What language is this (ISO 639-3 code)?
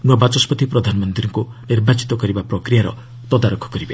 ori